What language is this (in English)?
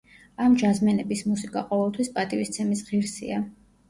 Georgian